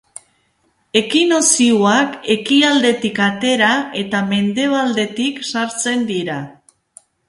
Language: Basque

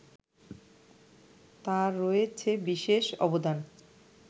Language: Bangla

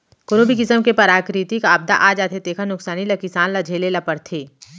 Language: Chhattisgarhi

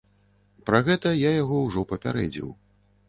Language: Belarusian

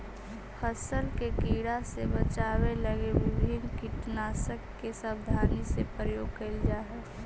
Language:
Magahi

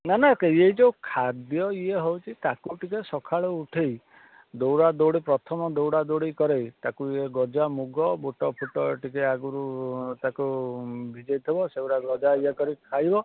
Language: Odia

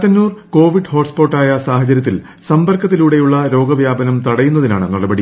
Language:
Malayalam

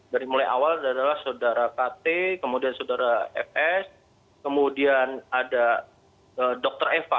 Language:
Indonesian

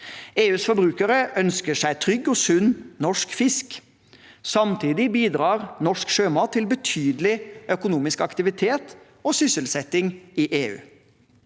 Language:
Norwegian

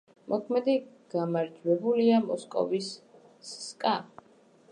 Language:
Georgian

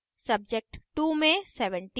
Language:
Hindi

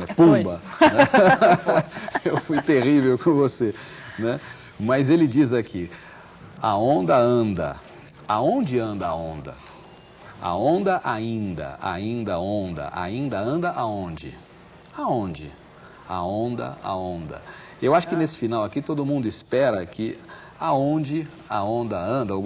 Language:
Portuguese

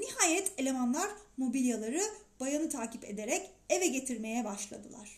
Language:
Turkish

